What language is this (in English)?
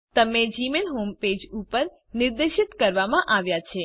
Gujarati